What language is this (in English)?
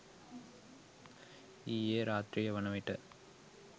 Sinhala